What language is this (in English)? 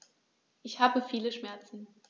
German